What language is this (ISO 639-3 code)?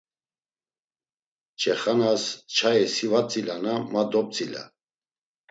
lzz